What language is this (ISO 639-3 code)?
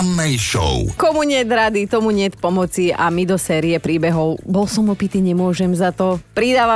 slk